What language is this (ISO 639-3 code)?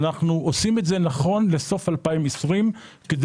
heb